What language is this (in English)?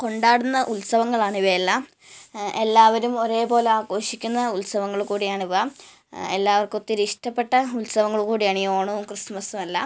Malayalam